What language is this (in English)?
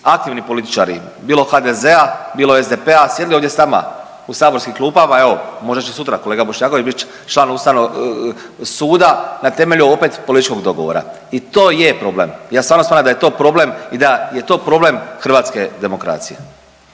Croatian